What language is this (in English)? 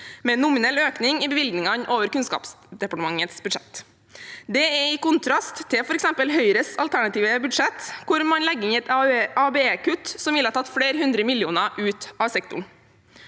Norwegian